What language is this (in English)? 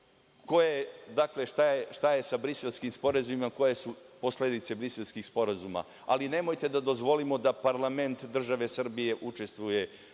Serbian